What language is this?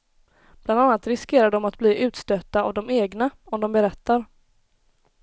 Swedish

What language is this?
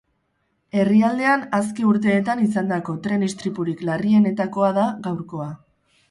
Basque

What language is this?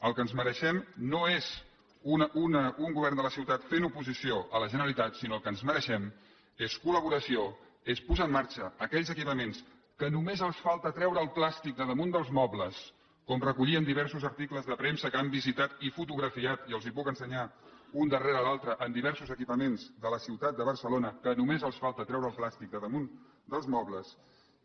Catalan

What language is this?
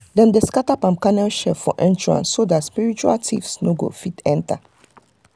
Nigerian Pidgin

